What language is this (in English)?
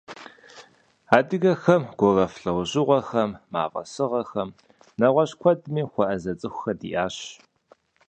Kabardian